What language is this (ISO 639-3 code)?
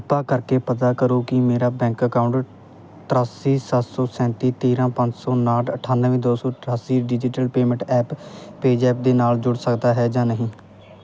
pan